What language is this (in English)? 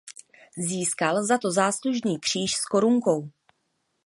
Czech